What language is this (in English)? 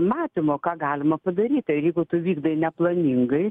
Lithuanian